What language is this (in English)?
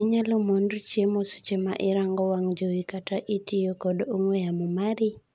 Luo (Kenya and Tanzania)